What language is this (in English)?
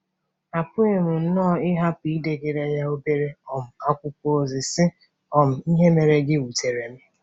Igbo